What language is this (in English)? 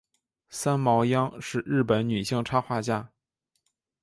Chinese